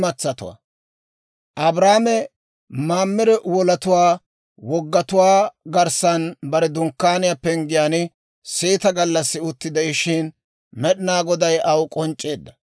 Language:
Dawro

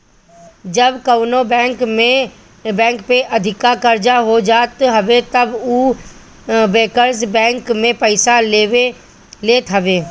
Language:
Bhojpuri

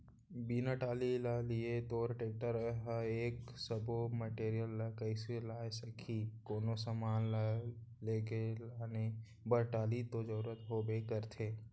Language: Chhattisgarhi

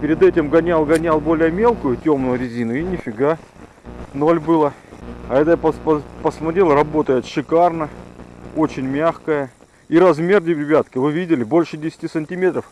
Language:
Russian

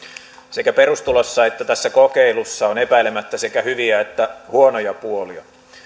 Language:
Finnish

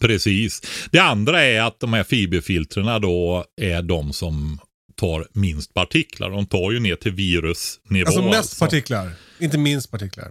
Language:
Swedish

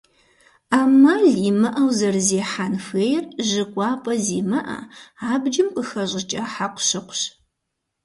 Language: Kabardian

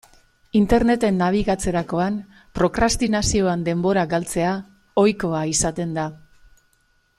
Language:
Basque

